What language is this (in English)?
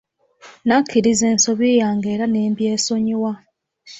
Ganda